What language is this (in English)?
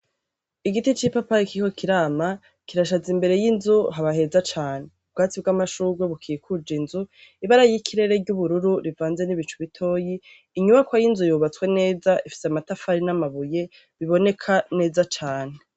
Rundi